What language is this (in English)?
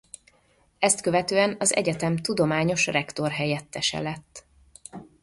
Hungarian